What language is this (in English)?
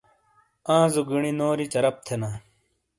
Shina